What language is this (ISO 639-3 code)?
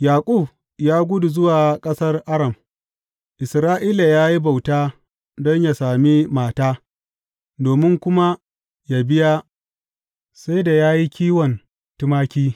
hau